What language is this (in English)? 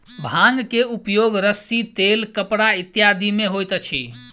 Maithili